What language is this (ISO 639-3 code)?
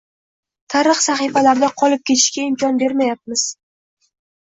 uzb